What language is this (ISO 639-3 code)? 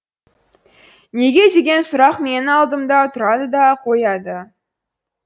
kaz